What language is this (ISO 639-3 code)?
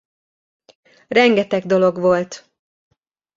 hun